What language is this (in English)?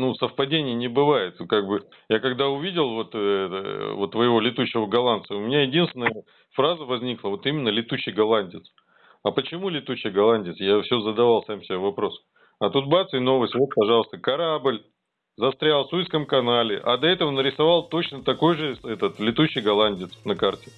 Russian